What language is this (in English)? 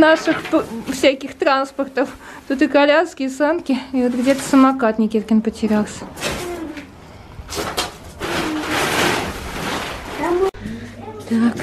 Russian